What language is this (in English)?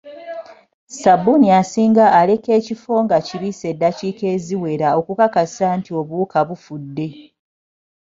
Ganda